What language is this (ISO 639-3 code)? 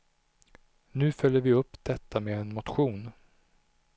swe